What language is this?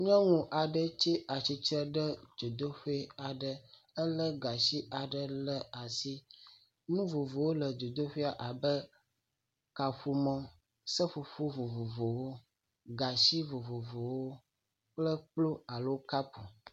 Ewe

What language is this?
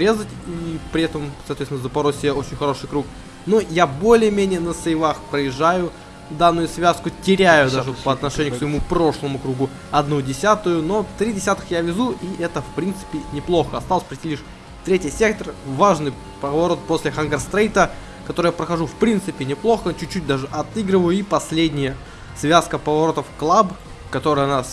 Russian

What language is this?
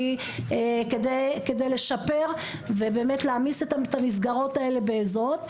Hebrew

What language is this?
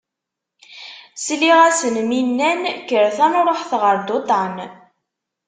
Kabyle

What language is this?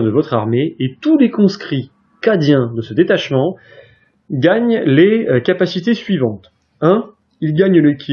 French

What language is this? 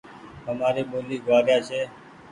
Goaria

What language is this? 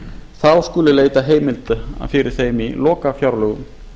Icelandic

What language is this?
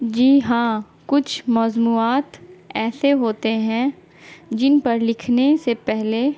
Urdu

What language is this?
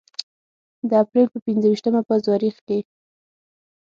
Pashto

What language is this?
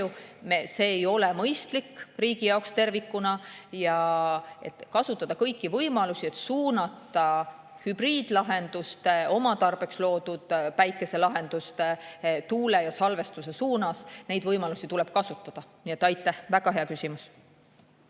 Estonian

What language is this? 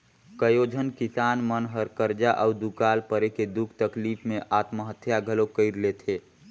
Chhattisgarhi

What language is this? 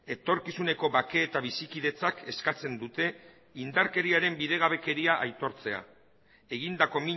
Basque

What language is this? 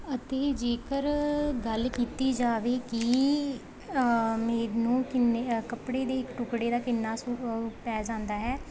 Punjabi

